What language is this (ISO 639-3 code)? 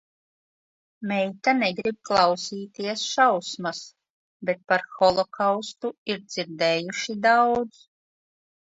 lav